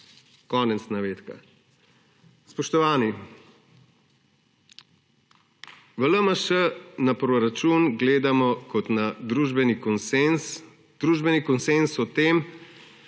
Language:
Slovenian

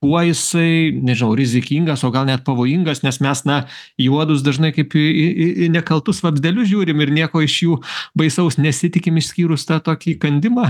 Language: Lithuanian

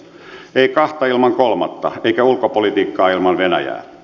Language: Finnish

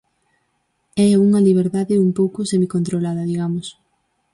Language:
Galician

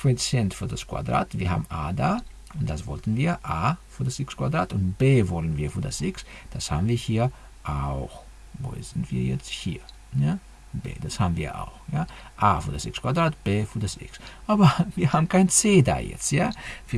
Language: German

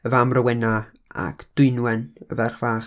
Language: Welsh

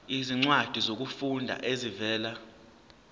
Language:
Zulu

